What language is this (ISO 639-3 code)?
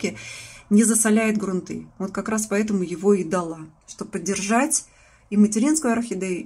rus